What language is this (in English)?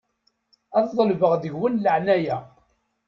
Kabyle